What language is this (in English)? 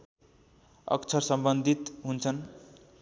Nepali